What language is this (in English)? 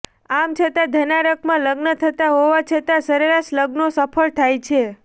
Gujarati